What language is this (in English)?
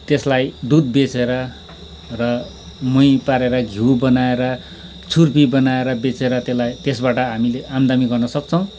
Nepali